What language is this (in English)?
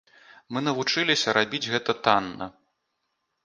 Belarusian